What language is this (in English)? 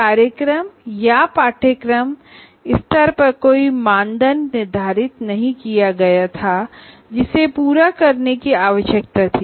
Hindi